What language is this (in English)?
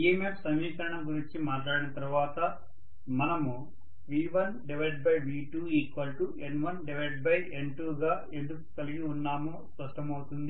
Telugu